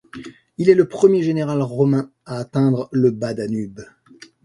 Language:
French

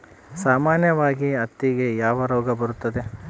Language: Kannada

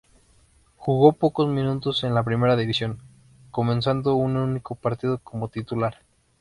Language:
Spanish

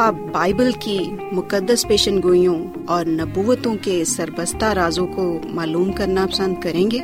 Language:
Urdu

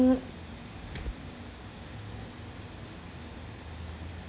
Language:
English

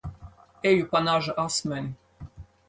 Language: Latvian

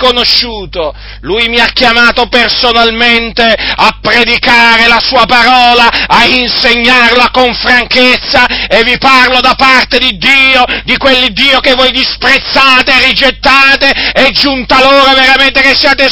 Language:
Italian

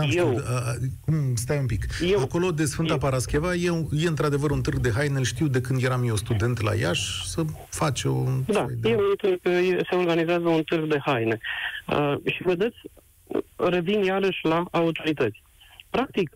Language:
Romanian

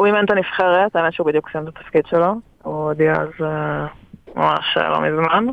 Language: Hebrew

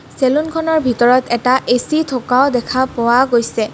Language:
Assamese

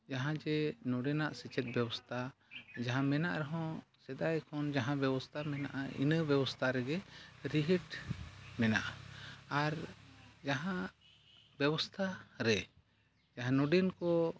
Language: Santali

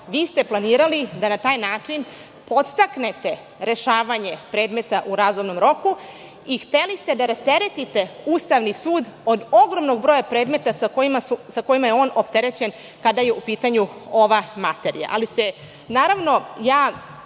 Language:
Serbian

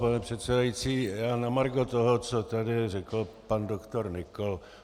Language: Czech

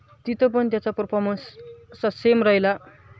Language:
Marathi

